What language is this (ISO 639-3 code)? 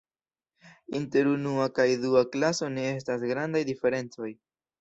epo